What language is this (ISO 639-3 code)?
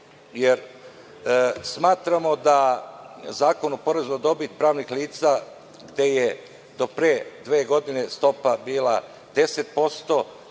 srp